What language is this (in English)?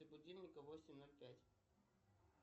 Russian